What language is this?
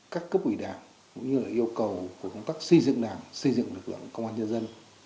Vietnamese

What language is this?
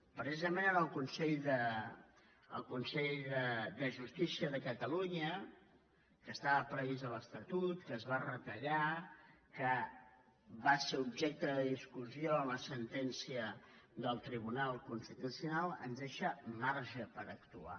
Catalan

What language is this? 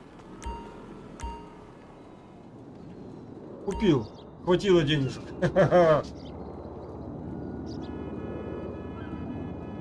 Russian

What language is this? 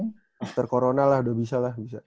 Indonesian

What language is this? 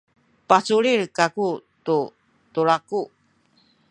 Sakizaya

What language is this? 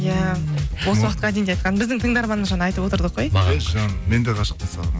Kazakh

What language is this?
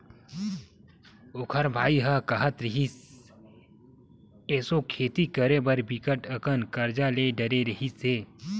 Chhattisgarhi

